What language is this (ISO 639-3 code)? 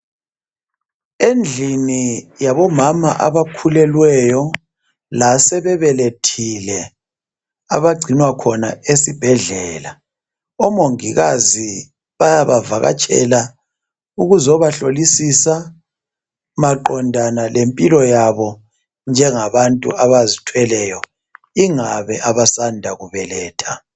nde